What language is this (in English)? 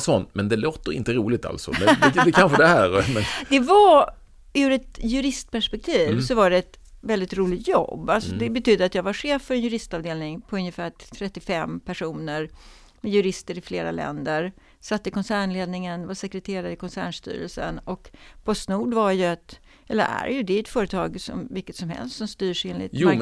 Swedish